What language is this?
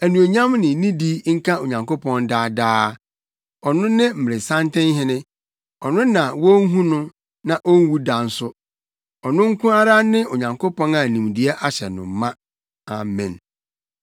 Akan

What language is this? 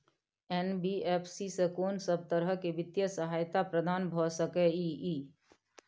Maithili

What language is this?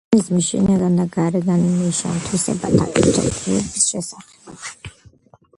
Georgian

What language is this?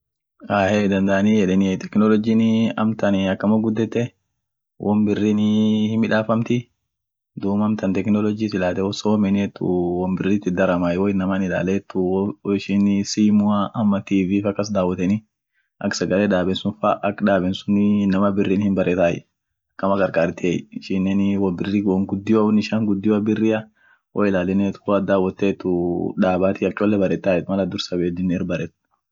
Orma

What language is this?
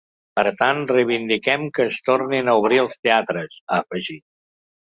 Catalan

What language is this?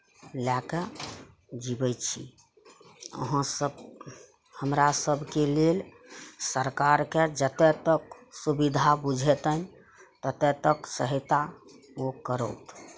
Maithili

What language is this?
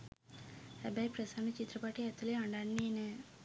Sinhala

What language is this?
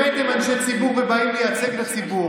Hebrew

